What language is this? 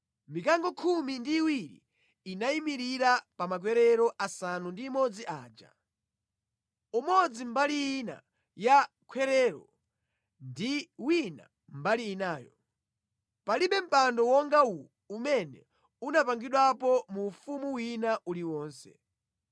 Nyanja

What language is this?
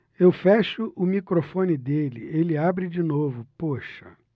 Portuguese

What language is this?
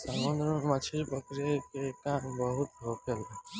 Bhojpuri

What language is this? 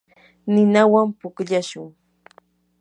Yanahuanca Pasco Quechua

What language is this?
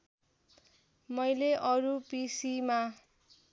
Nepali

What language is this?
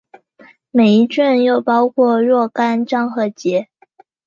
Chinese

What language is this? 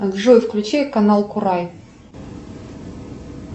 Russian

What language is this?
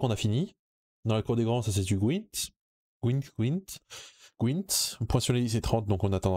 French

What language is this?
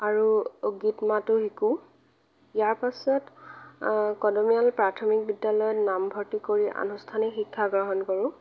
Assamese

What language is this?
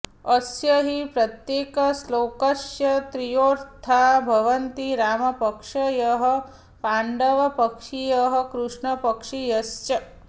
Sanskrit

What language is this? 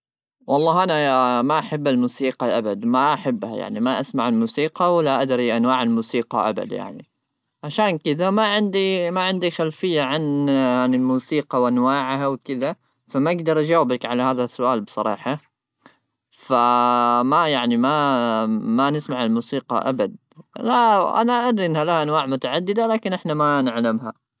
Gulf Arabic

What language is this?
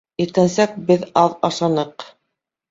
Bashkir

